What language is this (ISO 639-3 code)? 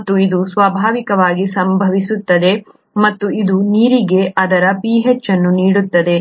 kan